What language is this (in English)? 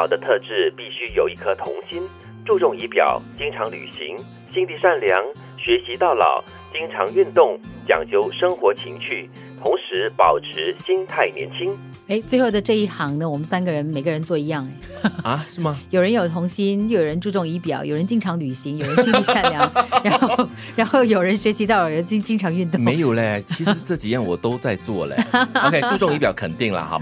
Chinese